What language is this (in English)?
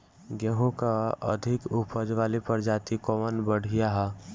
Bhojpuri